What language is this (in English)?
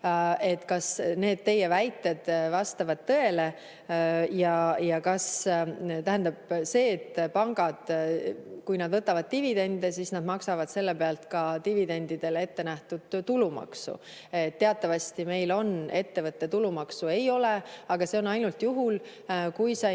Estonian